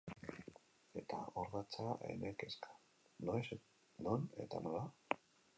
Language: Basque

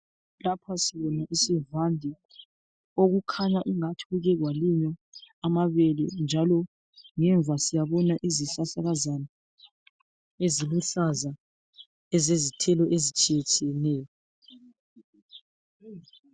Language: North Ndebele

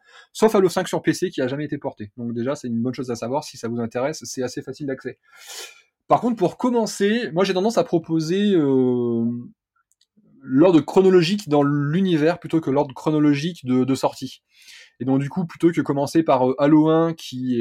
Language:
French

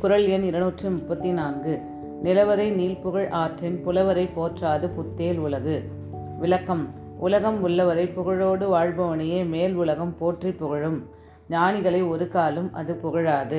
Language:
Tamil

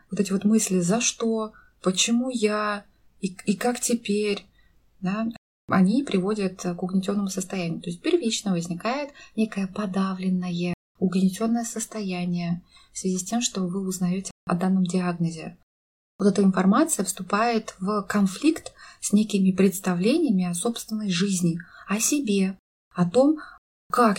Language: Russian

